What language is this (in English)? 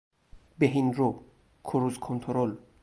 Persian